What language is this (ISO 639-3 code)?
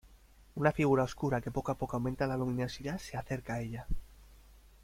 spa